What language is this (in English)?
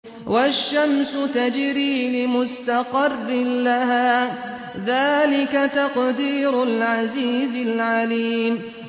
Arabic